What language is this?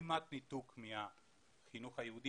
Hebrew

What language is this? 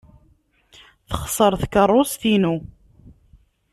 Kabyle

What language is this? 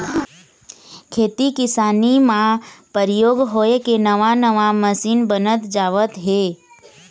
Chhattisgarhi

